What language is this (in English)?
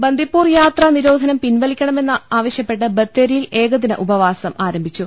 Malayalam